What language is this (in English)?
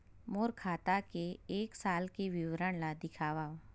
Chhattisgarhi